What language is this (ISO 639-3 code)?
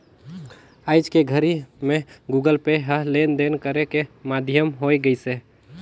hne